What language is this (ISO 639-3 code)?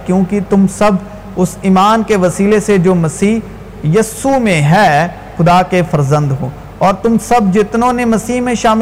urd